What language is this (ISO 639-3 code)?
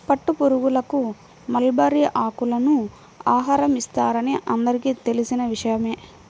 tel